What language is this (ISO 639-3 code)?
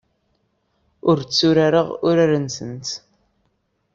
kab